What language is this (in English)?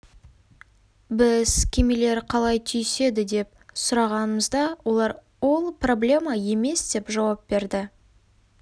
Kazakh